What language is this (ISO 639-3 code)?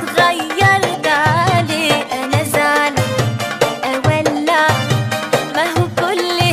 fas